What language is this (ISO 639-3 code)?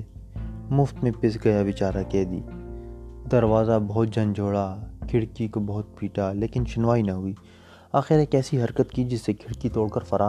urd